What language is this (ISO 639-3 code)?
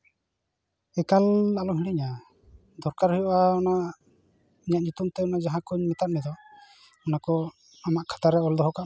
sat